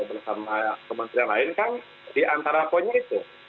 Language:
Indonesian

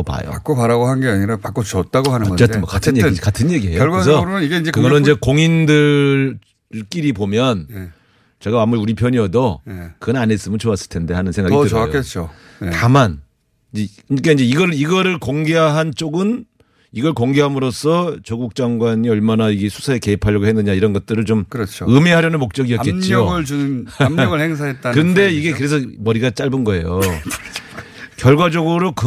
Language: Korean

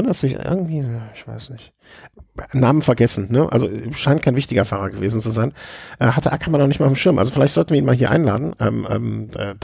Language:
German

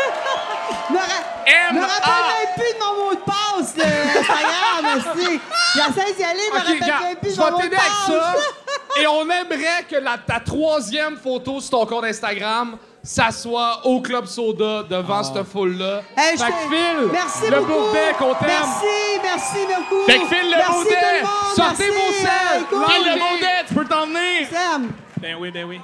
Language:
French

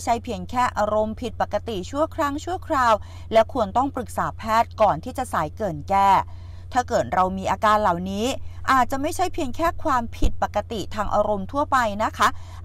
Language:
Thai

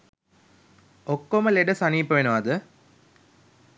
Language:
Sinhala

